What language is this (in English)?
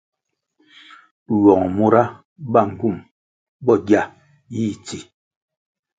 Kwasio